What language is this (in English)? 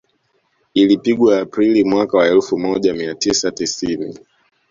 Swahili